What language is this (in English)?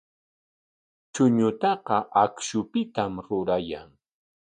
Corongo Ancash Quechua